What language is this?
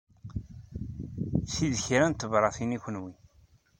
Kabyle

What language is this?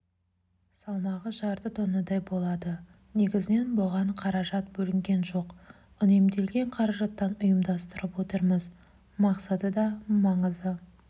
Kazakh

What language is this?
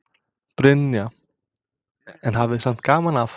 Icelandic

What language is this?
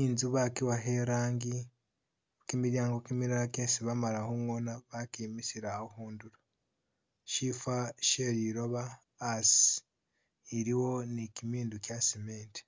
Masaaba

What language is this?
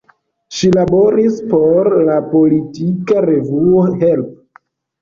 Esperanto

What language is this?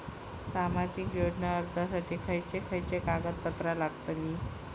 Marathi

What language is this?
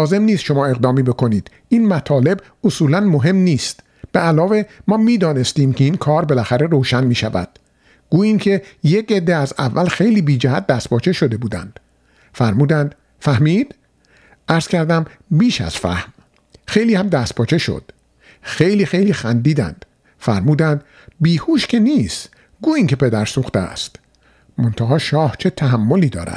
Persian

